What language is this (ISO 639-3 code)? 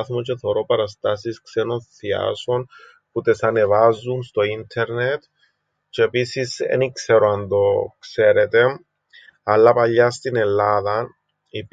ell